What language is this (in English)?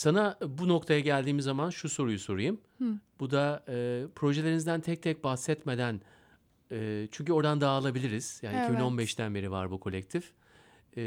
Turkish